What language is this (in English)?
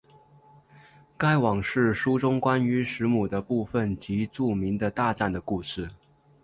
Chinese